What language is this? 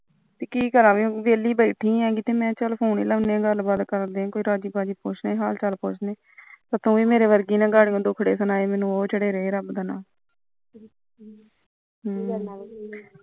Punjabi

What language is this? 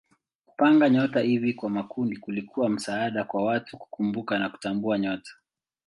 Swahili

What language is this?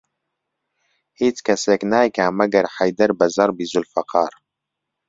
Central Kurdish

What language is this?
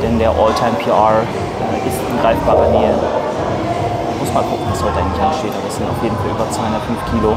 German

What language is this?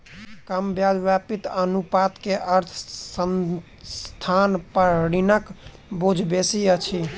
Maithili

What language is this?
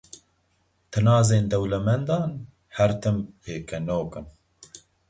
Kurdish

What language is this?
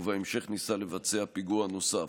Hebrew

